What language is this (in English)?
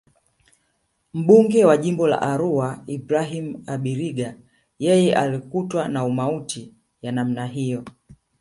Swahili